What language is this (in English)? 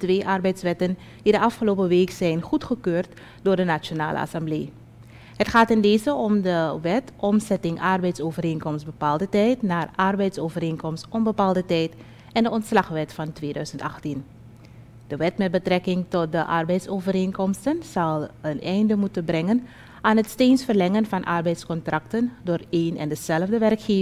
Dutch